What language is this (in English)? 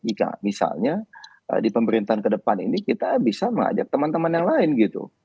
Indonesian